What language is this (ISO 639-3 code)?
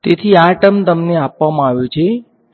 guj